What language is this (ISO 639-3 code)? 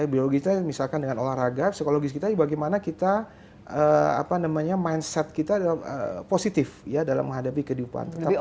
ind